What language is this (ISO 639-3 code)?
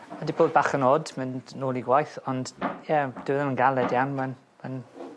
cym